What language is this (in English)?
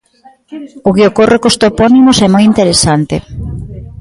Galician